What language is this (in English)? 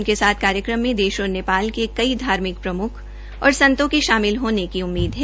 Hindi